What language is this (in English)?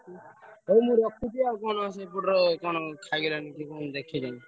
Odia